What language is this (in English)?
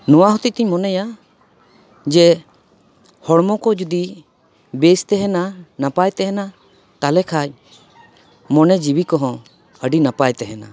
Santali